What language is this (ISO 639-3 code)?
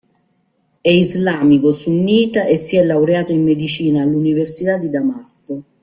ita